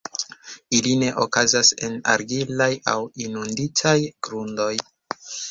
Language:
Esperanto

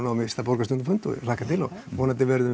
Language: Icelandic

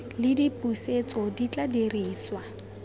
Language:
Tswana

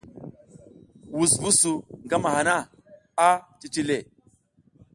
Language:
South Giziga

